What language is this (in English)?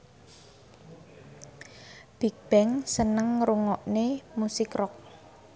Javanese